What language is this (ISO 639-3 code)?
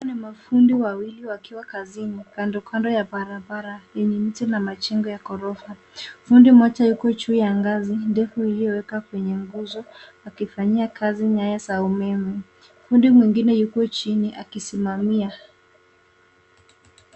swa